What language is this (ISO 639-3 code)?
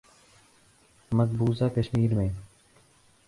urd